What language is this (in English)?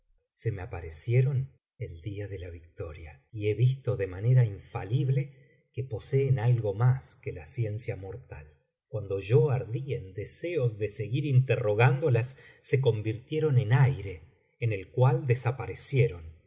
Spanish